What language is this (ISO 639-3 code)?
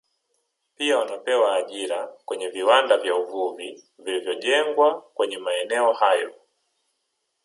swa